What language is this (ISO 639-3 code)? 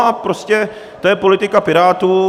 ces